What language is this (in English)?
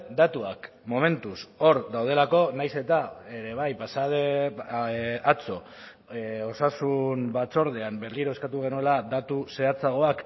Basque